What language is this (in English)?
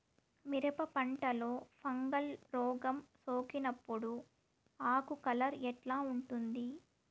Telugu